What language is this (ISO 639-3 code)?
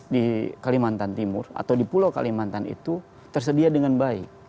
ind